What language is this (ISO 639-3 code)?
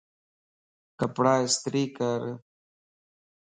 lss